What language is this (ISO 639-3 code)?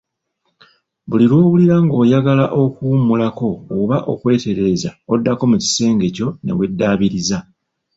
lug